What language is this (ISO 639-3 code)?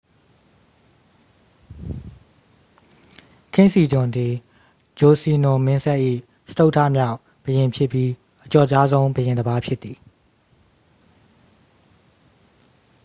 mya